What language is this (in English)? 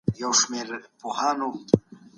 Pashto